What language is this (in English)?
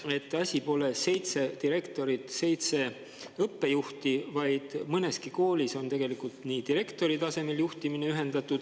Estonian